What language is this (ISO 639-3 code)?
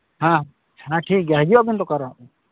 sat